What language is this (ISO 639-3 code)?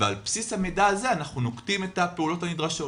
heb